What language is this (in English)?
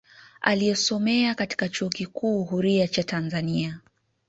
Swahili